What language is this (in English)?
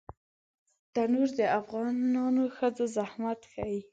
Pashto